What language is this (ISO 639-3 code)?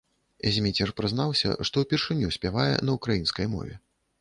bel